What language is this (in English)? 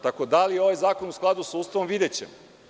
Serbian